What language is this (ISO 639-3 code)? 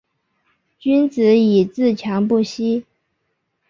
zho